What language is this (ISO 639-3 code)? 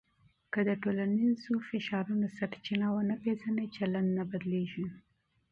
pus